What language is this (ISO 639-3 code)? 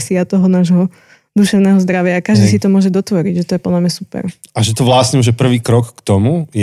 slk